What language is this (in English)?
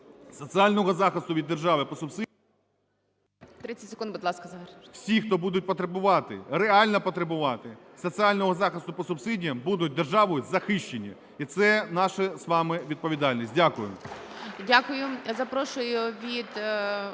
Ukrainian